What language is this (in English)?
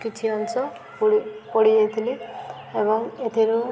Odia